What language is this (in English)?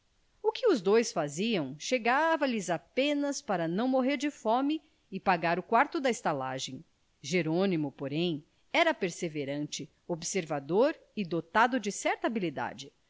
Portuguese